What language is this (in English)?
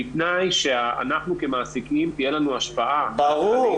Hebrew